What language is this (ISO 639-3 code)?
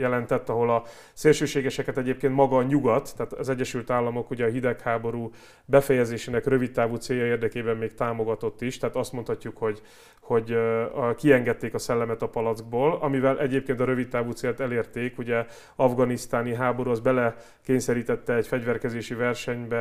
hun